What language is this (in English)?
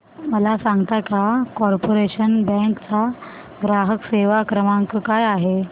Marathi